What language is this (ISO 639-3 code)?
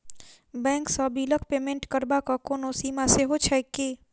mai